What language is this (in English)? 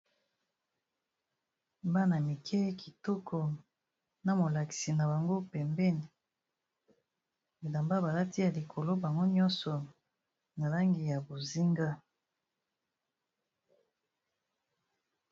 Lingala